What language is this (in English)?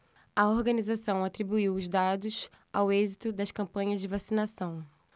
Portuguese